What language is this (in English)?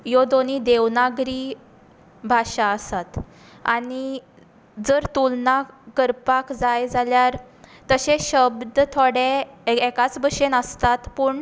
Konkani